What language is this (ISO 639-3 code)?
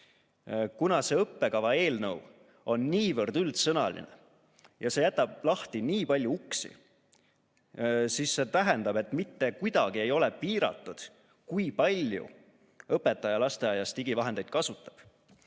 est